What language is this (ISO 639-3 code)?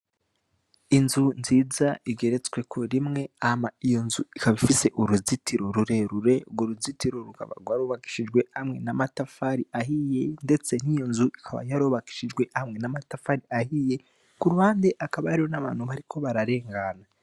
run